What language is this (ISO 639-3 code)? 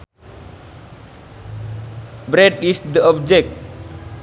sun